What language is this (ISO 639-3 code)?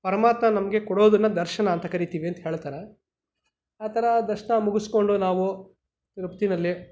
kan